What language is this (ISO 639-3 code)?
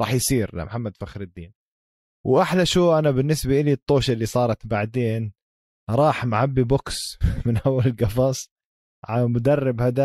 ara